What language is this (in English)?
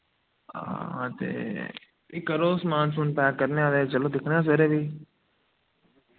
Dogri